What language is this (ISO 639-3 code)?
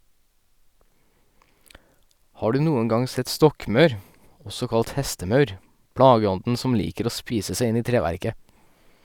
nor